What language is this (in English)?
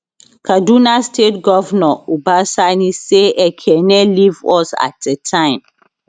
Nigerian Pidgin